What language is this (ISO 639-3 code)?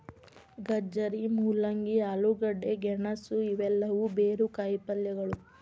kan